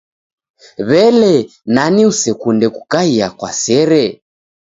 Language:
Taita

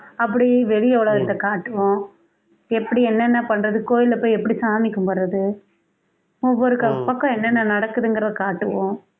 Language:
Tamil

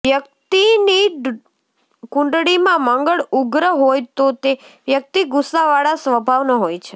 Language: Gujarati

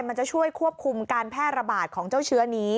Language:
Thai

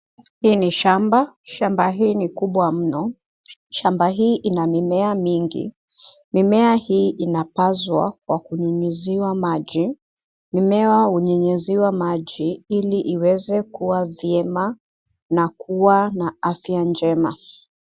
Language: Swahili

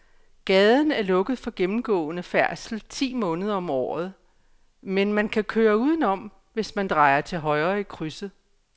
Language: Danish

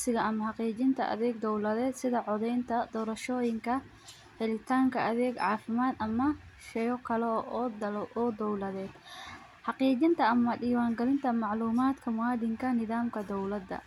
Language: Somali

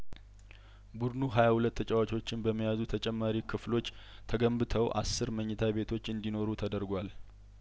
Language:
Amharic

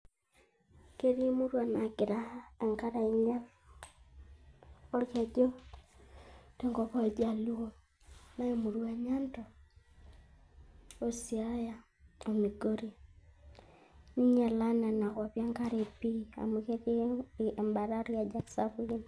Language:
Masai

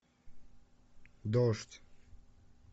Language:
Russian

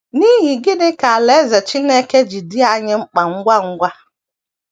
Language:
Igbo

